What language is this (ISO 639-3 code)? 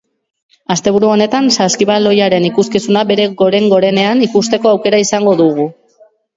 eus